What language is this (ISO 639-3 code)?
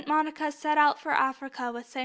eng